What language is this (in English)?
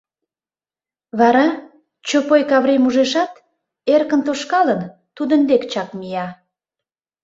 Mari